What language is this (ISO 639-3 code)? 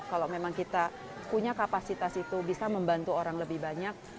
ind